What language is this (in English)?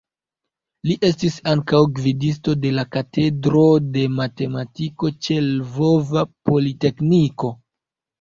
Esperanto